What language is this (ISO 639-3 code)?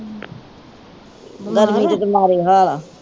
pan